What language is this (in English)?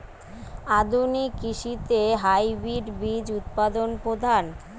Bangla